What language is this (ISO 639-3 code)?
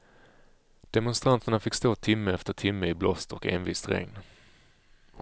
swe